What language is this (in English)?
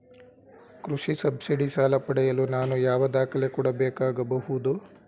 Kannada